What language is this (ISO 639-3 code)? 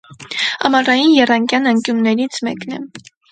hye